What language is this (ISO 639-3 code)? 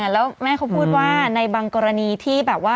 tha